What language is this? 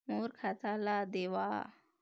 Chhattisgarhi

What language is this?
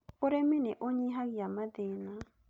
Kikuyu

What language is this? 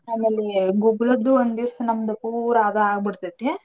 Kannada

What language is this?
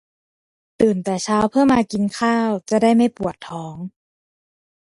Thai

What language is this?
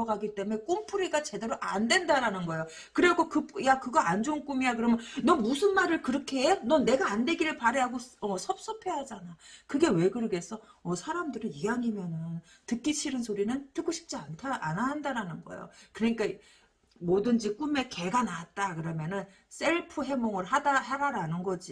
Korean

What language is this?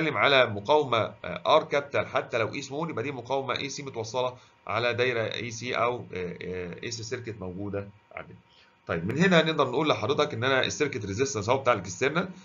Arabic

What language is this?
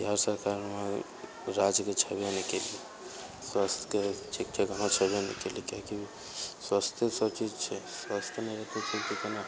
Maithili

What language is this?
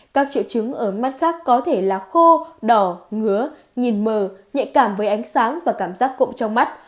Vietnamese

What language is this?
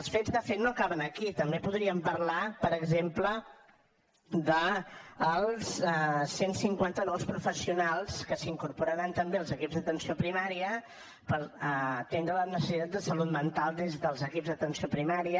Catalan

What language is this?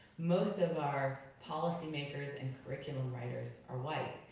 English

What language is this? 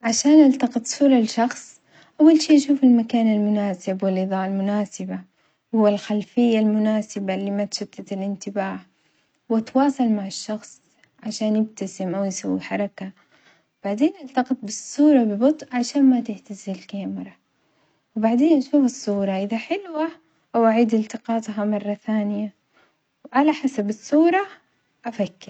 Omani Arabic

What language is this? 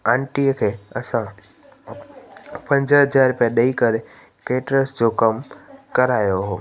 Sindhi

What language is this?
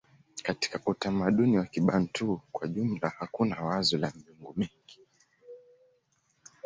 Swahili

